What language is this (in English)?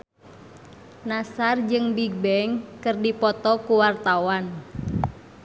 Sundanese